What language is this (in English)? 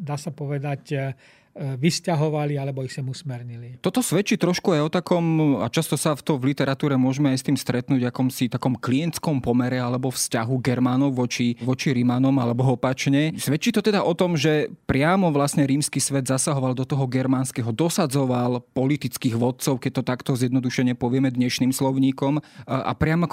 Slovak